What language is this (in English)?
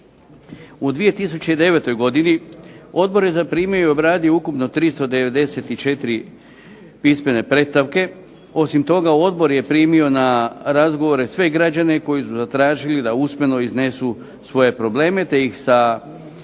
Croatian